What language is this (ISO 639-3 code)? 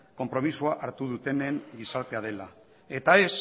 eus